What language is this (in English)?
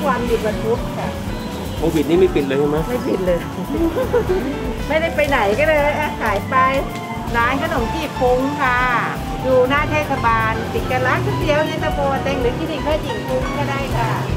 Thai